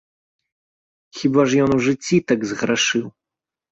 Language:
Belarusian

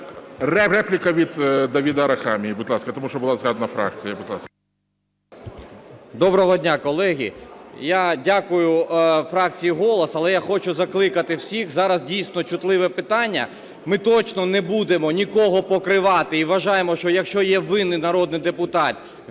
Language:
Ukrainian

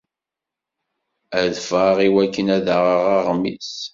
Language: Kabyle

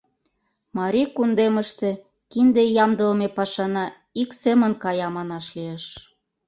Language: Mari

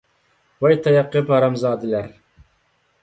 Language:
Uyghur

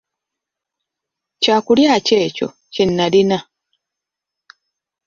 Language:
Ganda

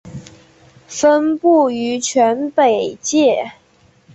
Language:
Chinese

